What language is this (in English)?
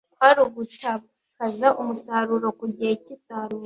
Kinyarwanda